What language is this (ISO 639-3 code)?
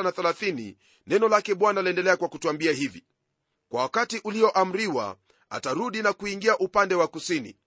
swa